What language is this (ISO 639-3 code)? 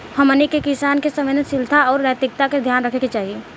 bho